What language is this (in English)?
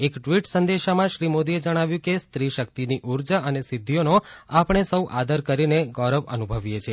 Gujarati